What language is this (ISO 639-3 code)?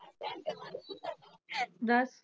pan